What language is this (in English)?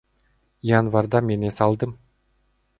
Kyrgyz